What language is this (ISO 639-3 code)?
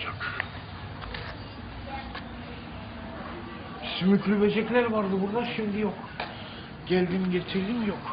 tur